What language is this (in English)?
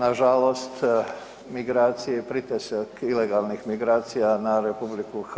Croatian